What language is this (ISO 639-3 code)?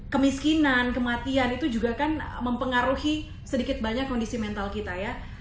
ind